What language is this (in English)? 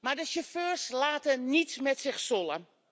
Dutch